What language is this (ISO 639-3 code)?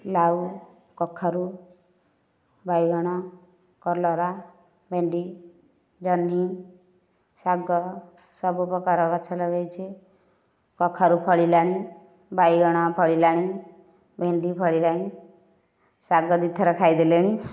ori